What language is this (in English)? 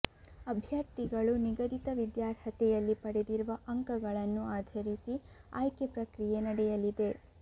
Kannada